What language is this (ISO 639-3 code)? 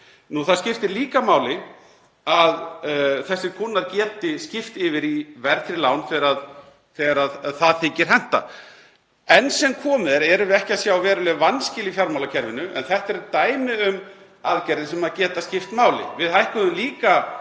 isl